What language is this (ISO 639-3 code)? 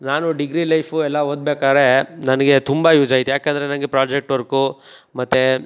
kan